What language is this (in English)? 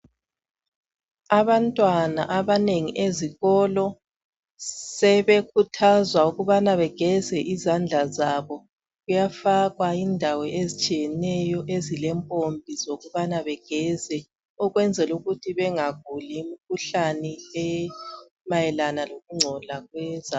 North Ndebele